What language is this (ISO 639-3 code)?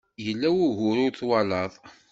kab